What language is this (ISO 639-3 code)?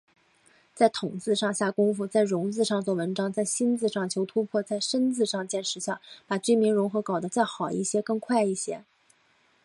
zho